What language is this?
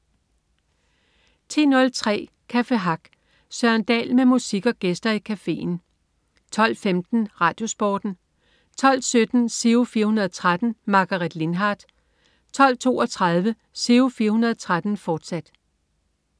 Danish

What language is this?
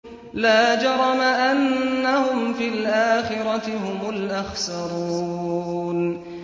Arabic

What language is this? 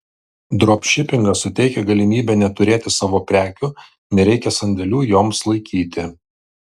Lithuanian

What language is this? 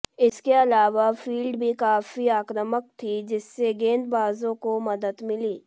Hindi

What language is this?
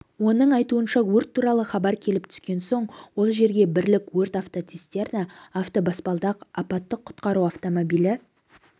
Kazakh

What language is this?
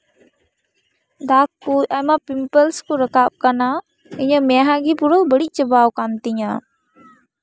Santali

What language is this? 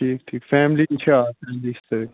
Kashmiri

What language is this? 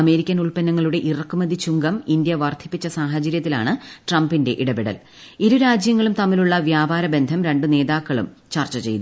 Malayalam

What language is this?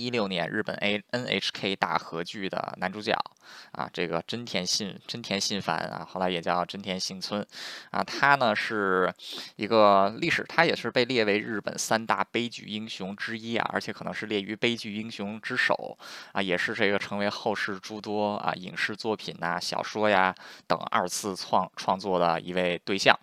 Chinese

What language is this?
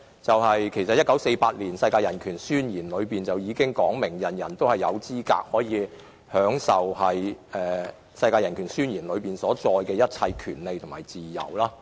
Cantonese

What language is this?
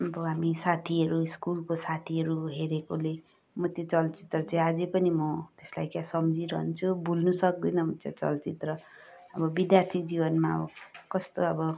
Nepali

